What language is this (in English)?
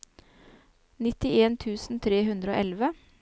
Norwegian